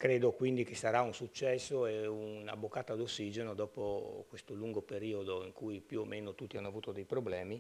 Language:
Italian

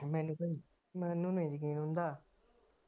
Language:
Punjabi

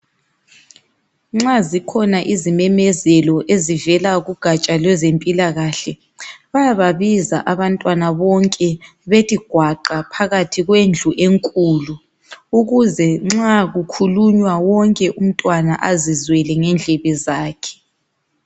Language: North Ndebele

